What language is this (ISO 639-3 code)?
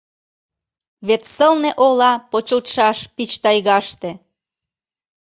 chm